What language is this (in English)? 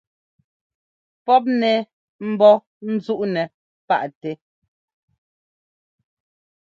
Ngomba